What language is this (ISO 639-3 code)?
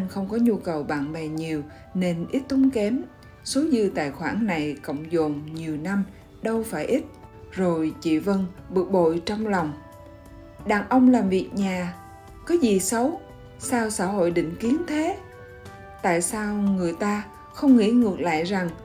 vie